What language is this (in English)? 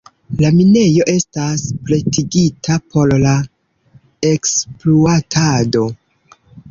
Esperanto